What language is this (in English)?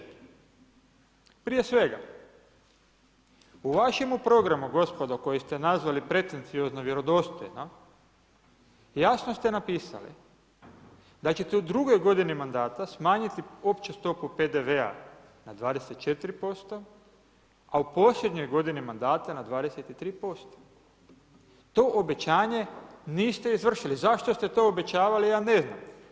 Croatian